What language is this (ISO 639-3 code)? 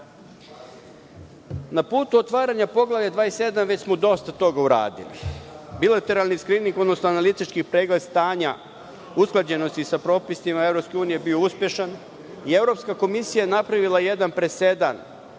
srp